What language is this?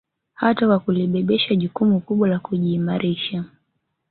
Swahili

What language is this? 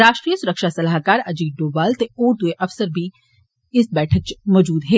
Dogri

